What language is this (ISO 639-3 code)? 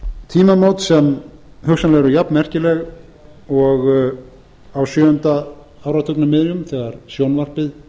isl